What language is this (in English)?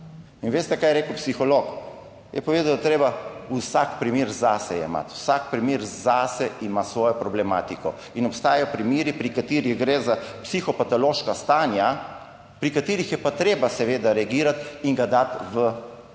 Slovenian